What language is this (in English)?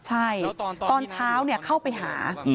Thai